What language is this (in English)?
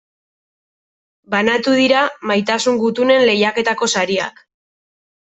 Basque